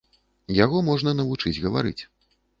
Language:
Belarusian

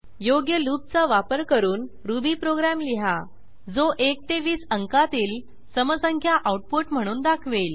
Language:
Marathi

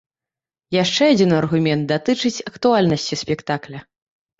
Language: Belarusian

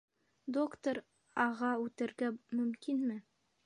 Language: Bashkir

